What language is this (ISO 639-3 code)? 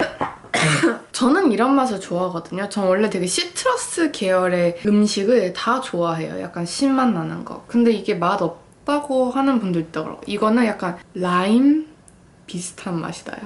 kor